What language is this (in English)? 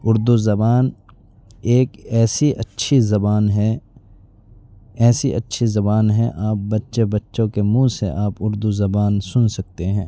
Urdu